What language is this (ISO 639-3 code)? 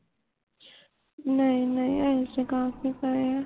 pan